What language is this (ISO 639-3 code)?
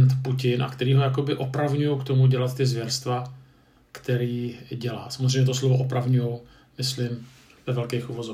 ces